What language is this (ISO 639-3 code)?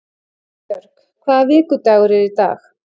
isl